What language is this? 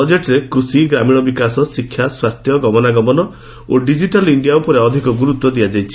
Odia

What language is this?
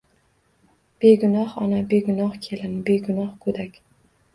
Uzbek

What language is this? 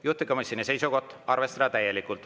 Estonian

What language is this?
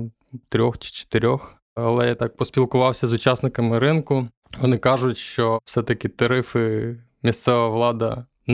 Ukrainian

